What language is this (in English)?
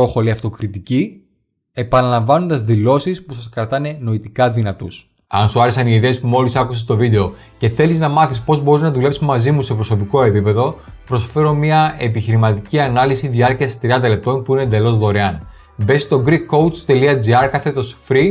Greek